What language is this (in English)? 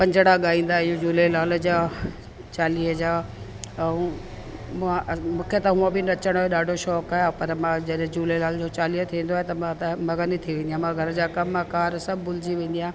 Sindhi